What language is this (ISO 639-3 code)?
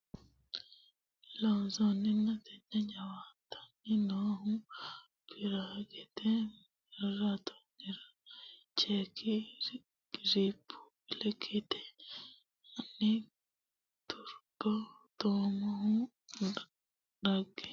sid